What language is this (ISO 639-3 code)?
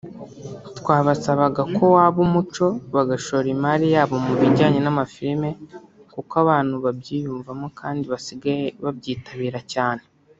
kin